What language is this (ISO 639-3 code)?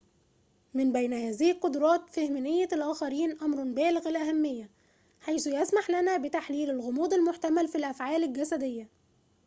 ara